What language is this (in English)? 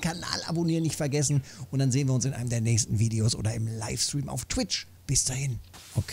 German